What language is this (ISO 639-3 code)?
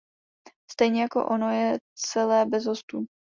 ces